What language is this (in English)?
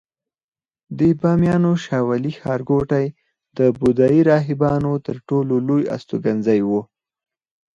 Pashto